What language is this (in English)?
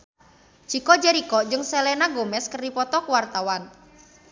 Sundanese